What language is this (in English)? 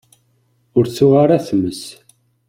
Kabyle